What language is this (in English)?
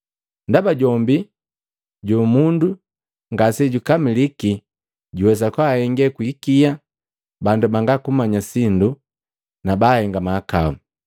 Matengo